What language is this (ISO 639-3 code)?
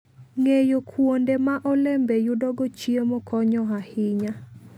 luo